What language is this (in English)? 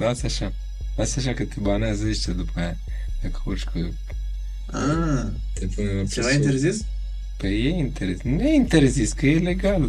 Romanian